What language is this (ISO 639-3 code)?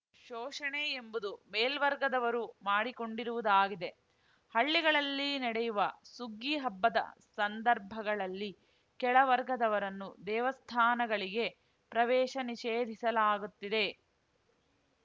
kan